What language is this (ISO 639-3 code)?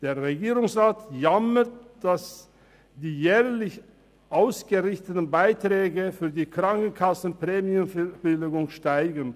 gsw